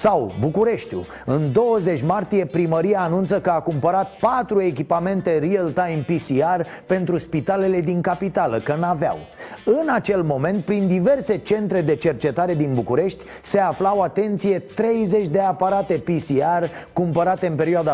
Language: Romanian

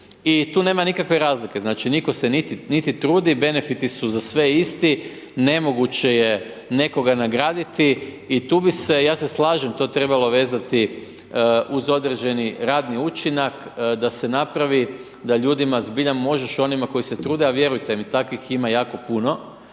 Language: Croatian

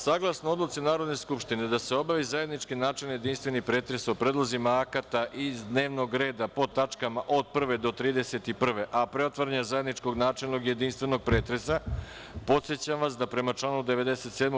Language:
Serbian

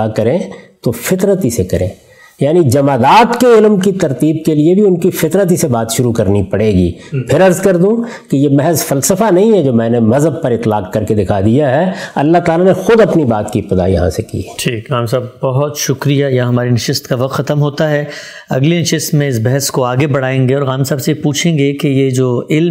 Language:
Urdu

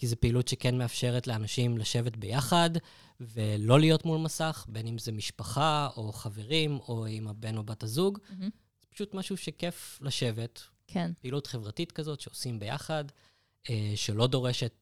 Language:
Hebrew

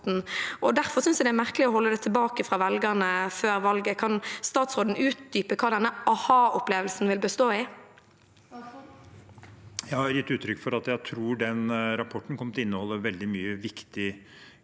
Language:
Norwegian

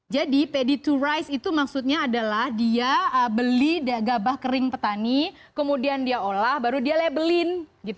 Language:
Indonesian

